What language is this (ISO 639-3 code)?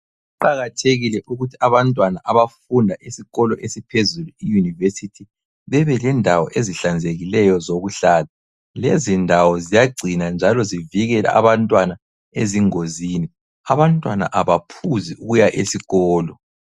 nde